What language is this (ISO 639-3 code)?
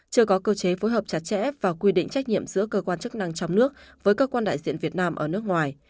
vie